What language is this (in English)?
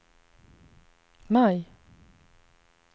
Swedish